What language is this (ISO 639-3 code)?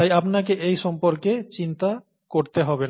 ben